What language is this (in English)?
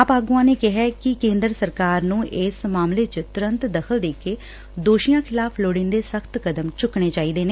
Punjabi